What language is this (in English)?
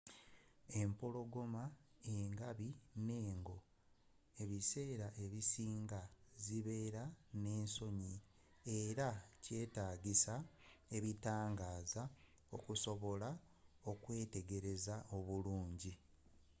Ganda